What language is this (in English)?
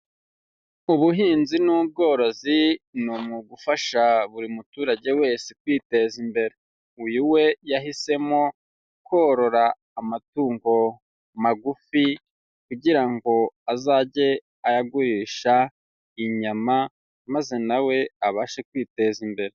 Kinyarwanda